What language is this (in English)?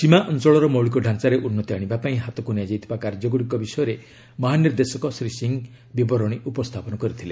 Odia